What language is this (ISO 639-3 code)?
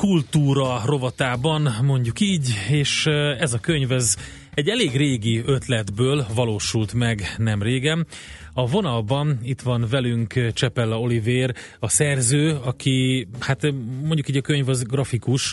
hun